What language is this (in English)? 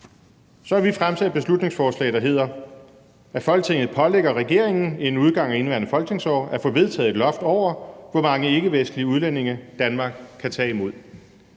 Danish